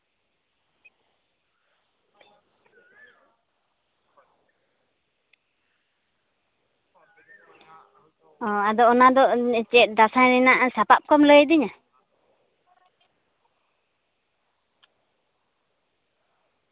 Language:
Santali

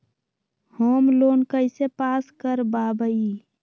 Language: Magahi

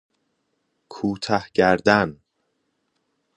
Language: Persian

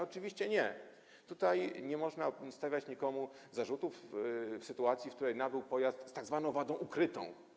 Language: Polish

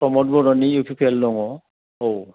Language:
Bodo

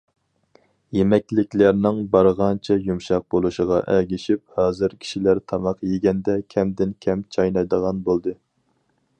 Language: Uyghur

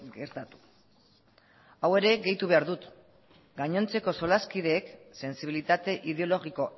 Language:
Basque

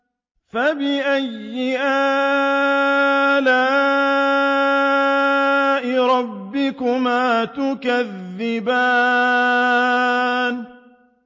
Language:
Arabic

